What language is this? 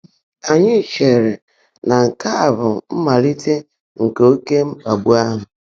Igbo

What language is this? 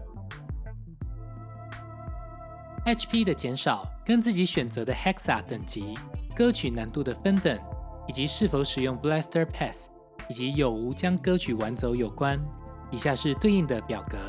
Chinese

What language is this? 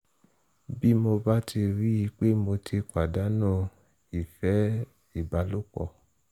Yoruba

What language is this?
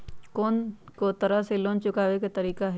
Magahi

